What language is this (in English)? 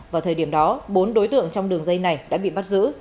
Vietnamese